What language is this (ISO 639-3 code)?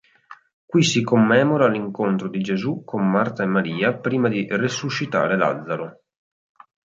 ita